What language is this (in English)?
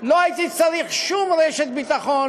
Hebrew